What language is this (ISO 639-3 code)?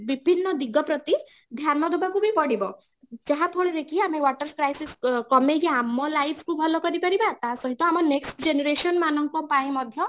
ori